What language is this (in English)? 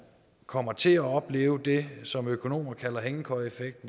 Danish